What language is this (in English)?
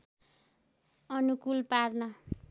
Nepali